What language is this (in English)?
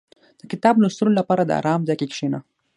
Pashto